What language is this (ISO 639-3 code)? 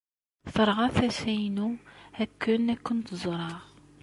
kab